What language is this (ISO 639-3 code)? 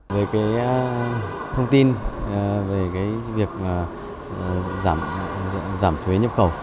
vie